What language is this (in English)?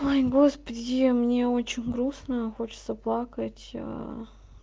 Russian